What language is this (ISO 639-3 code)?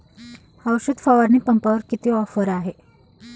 mar